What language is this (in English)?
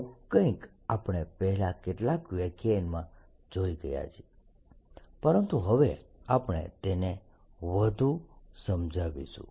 Gujarati